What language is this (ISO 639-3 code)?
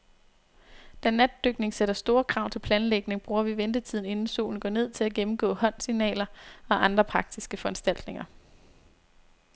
dan